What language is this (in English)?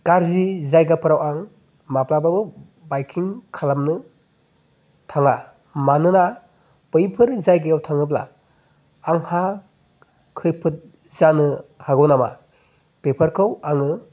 Bodo